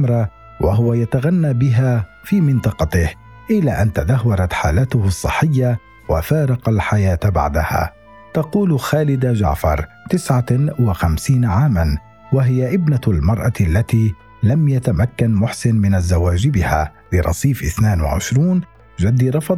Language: Arabic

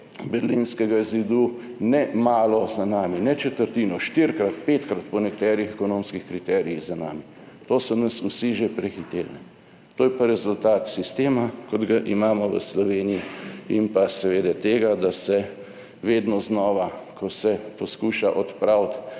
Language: Slovenian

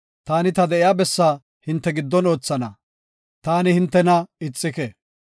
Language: Gofa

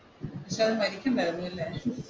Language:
Malayalam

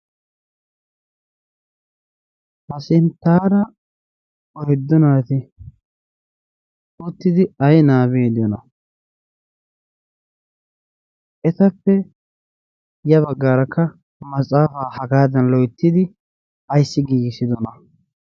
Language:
Wolaytta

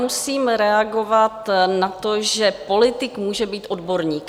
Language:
Czech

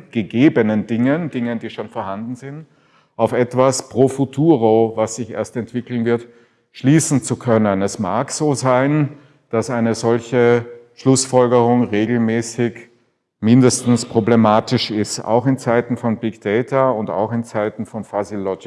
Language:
German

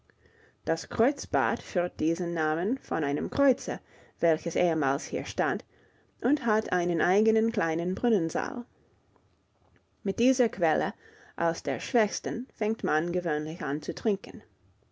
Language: German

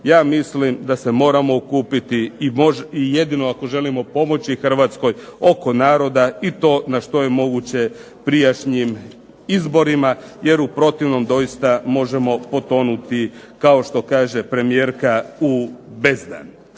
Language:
Croatian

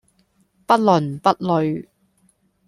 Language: Cantonese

